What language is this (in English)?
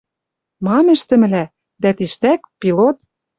Western Mari